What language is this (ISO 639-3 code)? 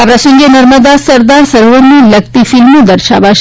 guj